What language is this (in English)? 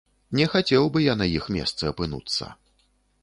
Belarusian